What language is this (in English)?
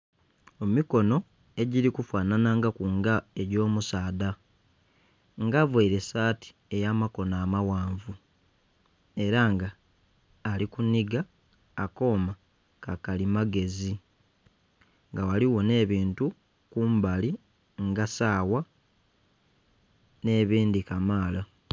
Soga